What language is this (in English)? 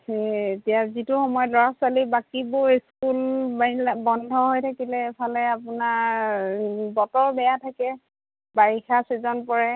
Assamese